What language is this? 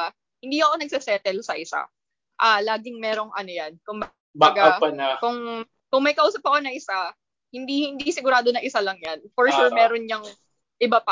Filipino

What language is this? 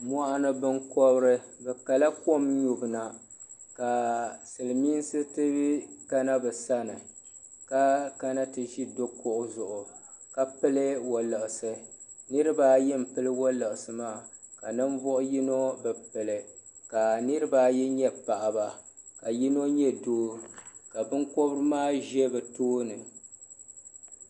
Dagbani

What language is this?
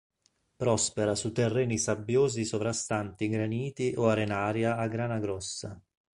Italian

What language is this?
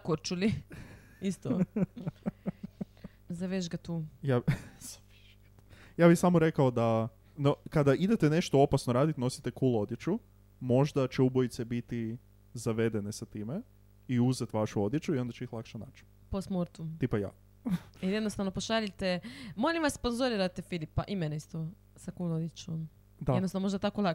Croatian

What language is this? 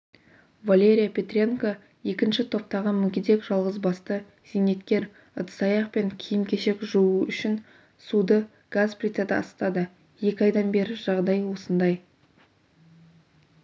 Kazakh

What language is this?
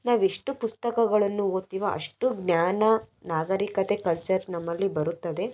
Kannada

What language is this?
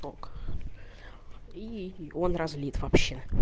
Russian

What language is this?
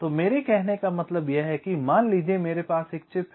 Hindi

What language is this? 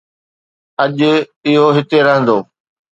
Sindhi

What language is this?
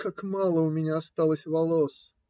Russian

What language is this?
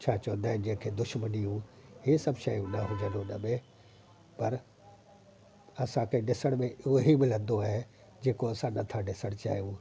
Sindhi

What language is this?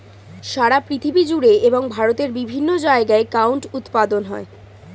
Bangla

